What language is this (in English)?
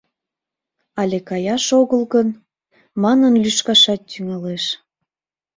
Mari